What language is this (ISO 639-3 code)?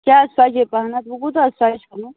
kas